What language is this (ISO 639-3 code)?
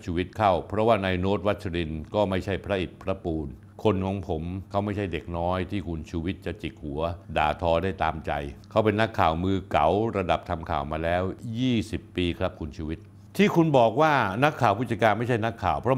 tha